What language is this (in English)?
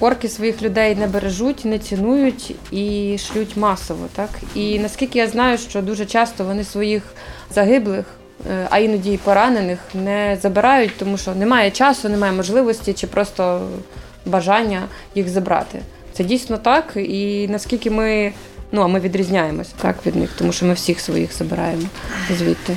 Ukrainian